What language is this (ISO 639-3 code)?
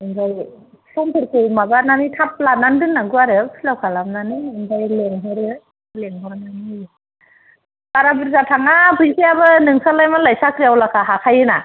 brx